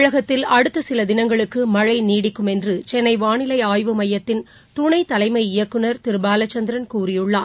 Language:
Tamil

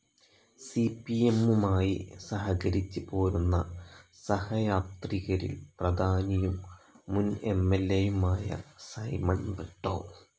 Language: Malayalam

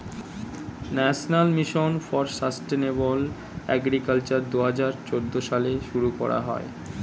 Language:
Bangla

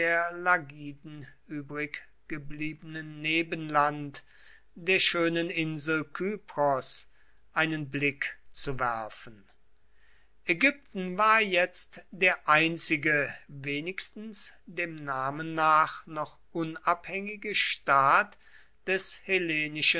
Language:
German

